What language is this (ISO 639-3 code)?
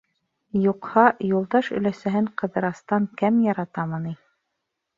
bak